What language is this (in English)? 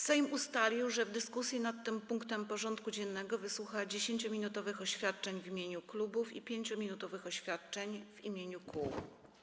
Polish